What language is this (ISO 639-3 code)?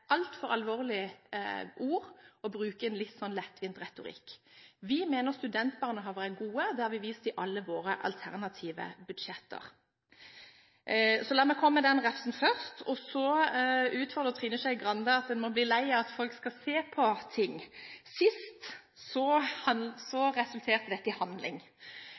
nob